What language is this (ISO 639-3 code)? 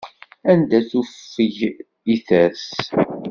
kab